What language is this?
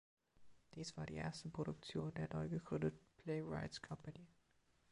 German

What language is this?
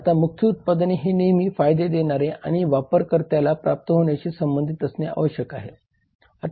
Marathi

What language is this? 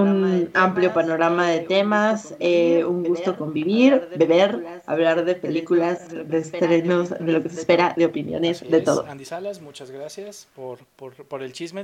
Spanish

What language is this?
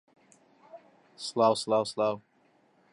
Central Kurdish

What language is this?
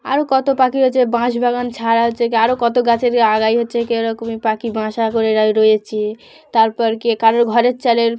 Bangla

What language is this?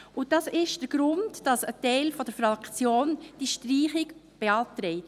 Swiss German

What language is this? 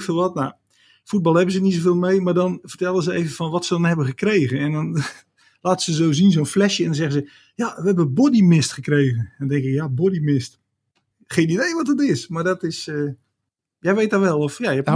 Dutch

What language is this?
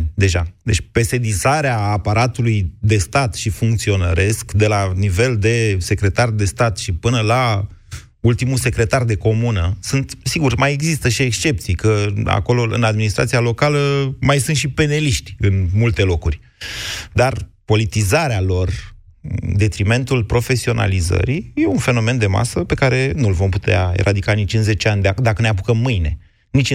Romanian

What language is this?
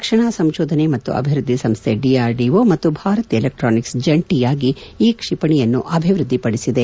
Kannada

